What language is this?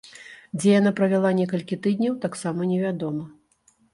Belarusian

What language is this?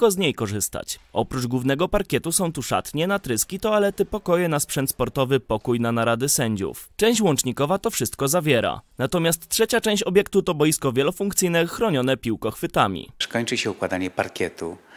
Polish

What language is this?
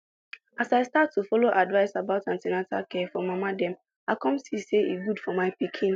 Nigerian Pidgin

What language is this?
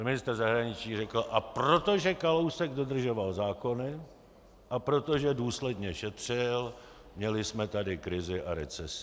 Czech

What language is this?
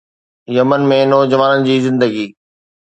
Sindhi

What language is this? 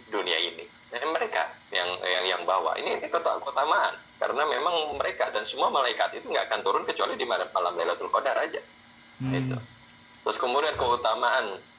Indonesian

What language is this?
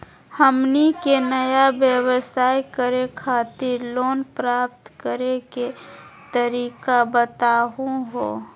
Magahi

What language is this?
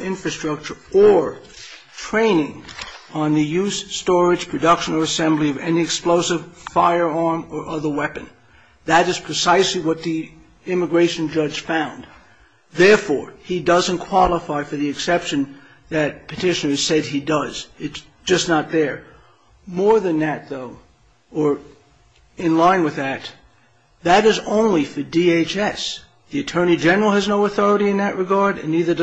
English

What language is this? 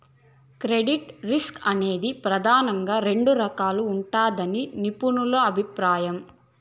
Telugu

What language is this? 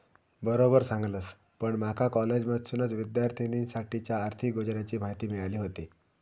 Marathi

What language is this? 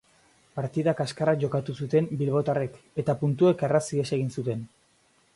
Basque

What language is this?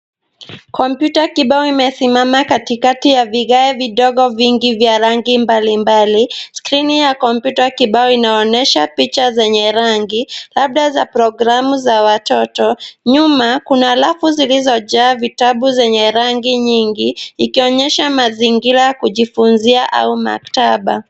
Swahili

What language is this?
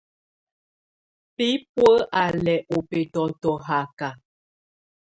Tunen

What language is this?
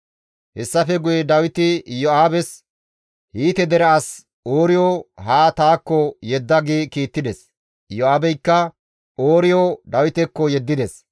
Gamo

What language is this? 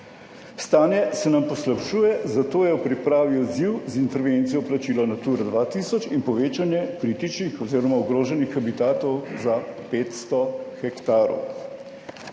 Slovenian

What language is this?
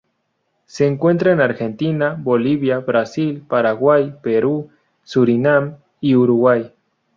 Spanish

